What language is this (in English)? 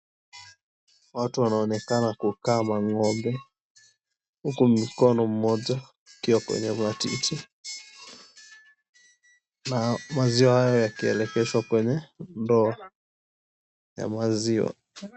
Swahili